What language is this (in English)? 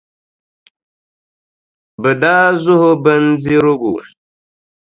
Dagbani